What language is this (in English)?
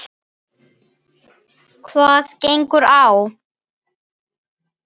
Icelandic